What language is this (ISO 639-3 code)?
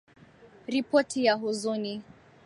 swa